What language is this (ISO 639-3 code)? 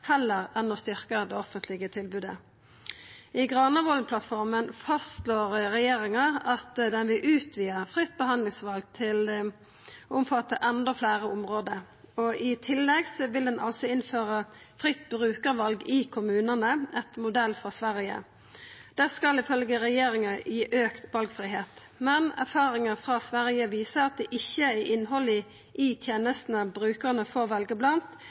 nno